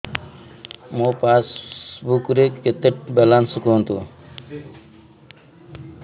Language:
Odia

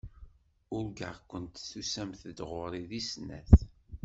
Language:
Kabyle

